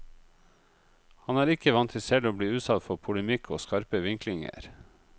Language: Norwegian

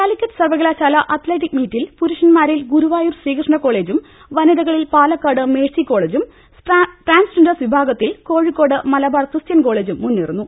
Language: Malayalam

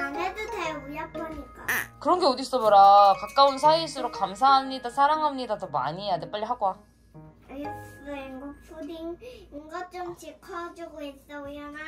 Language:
Korean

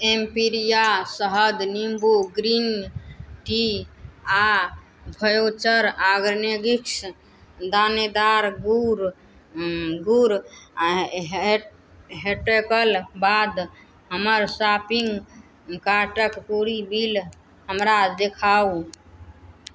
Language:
Maithili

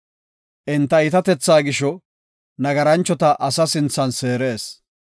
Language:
Gofa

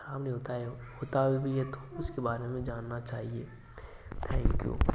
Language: Hindi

